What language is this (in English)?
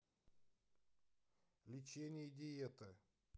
Russian